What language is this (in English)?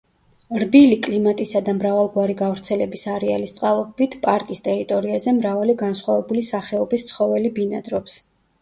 Georgian